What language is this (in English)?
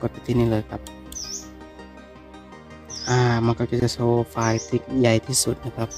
Thai